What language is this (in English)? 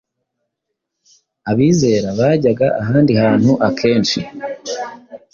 Kinyarwanda